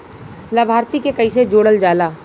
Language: Bhojpuri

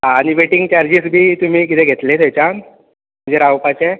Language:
Konkani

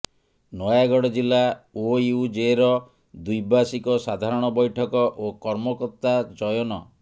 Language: Odia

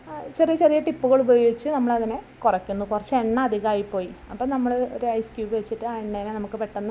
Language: Malayalam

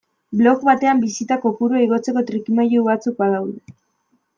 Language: Basque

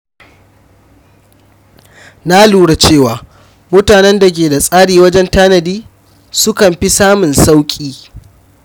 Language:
Hausa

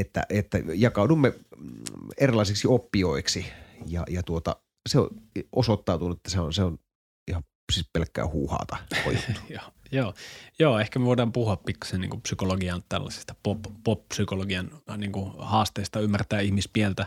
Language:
Finnish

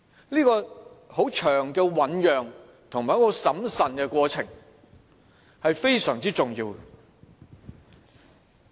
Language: Cantonese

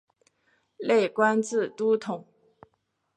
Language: Chinese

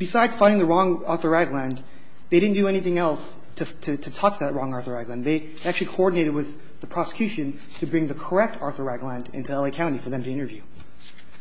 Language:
English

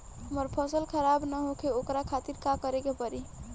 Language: Bhojpuri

